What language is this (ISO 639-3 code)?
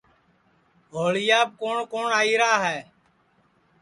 ssi